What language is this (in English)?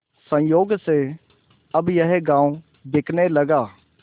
Hindi